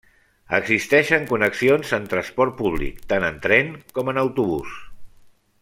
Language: Catalan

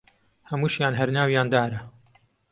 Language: Central Kurdish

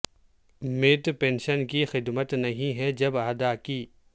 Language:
Urdu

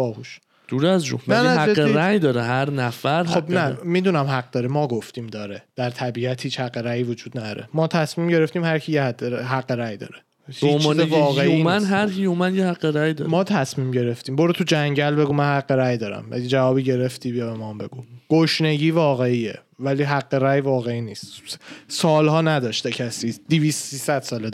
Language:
Persian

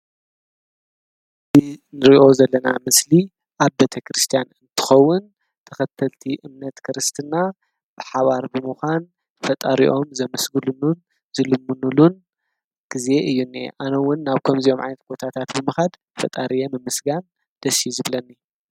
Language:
Tigrinya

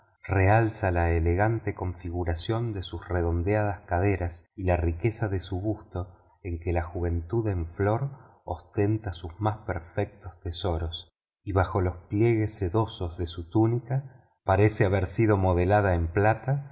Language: Spanish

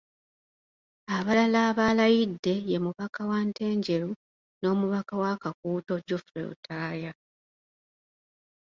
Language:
Ganda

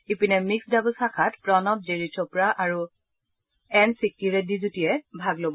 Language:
Assamese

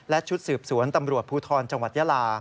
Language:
Thai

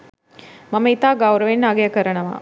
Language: Sinhala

